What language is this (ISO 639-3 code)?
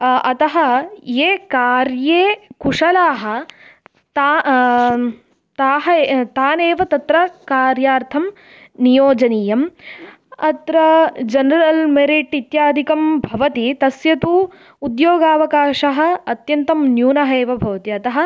san